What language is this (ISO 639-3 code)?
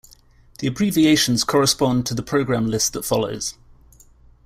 eng